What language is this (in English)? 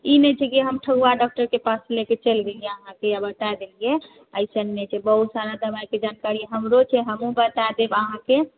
Maithili